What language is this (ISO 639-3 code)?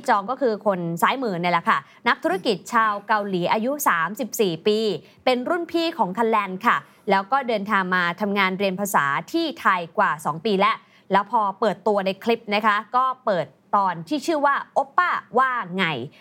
tha